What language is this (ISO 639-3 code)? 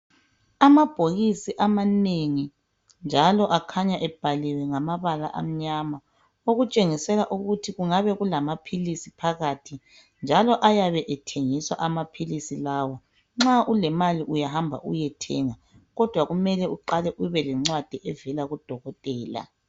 nde